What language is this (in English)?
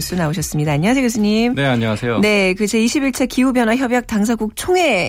Korean